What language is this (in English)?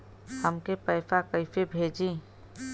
Bhojpuri